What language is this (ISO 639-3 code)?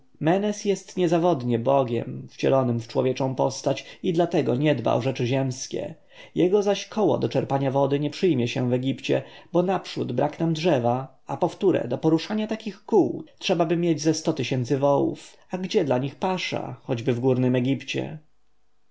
pol